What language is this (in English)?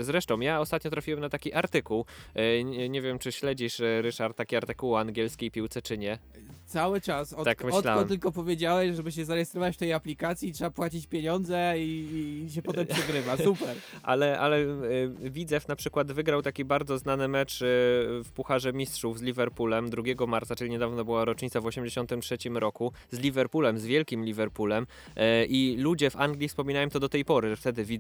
Polish